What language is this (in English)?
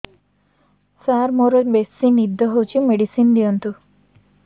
Odia